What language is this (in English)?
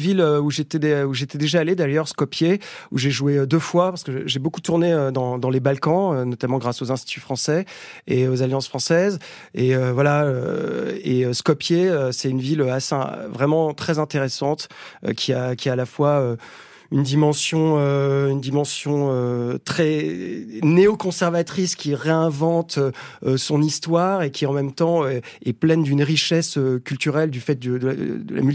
French